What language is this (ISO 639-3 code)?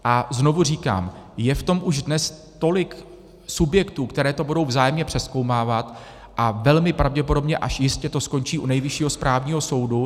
ces